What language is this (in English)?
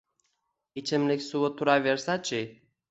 Uzbek